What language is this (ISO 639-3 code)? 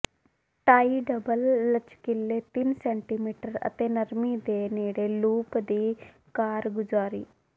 pan